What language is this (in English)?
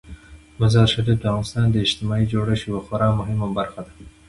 Pashto